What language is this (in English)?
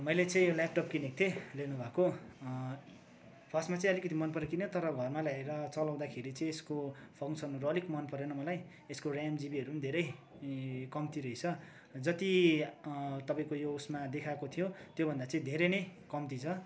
Nepali